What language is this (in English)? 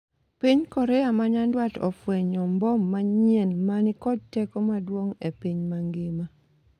Luo (Kenya and Tanzania)